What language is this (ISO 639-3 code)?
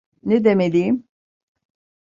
tur